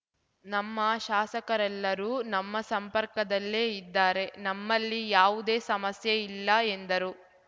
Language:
Kannada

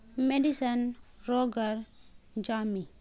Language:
Urdu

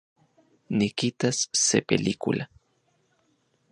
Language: Central Puebla Nahuatl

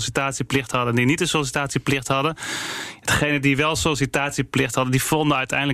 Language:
Dutch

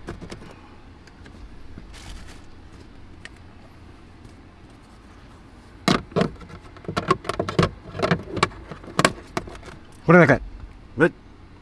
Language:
Japanese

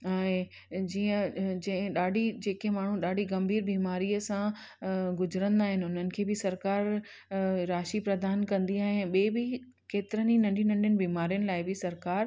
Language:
Sindhi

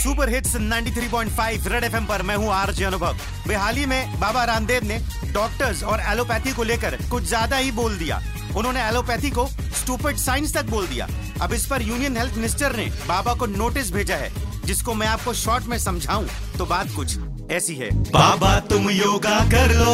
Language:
Punjabi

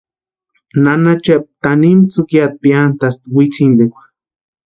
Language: Western Highland Purepecha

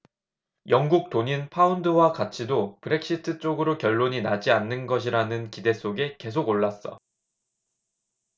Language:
Korean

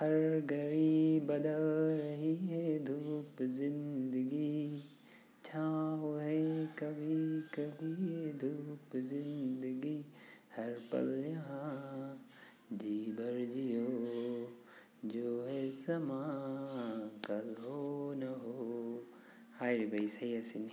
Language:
Manipuri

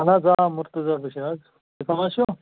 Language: Kashmiri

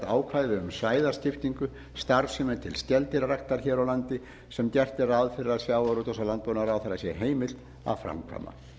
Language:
Icelandic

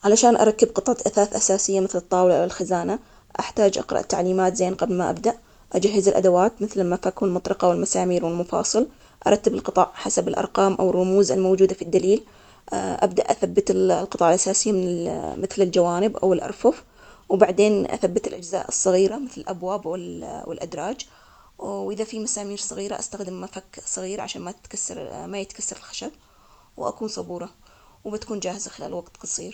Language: Omani Arabic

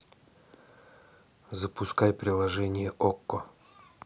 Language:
Russian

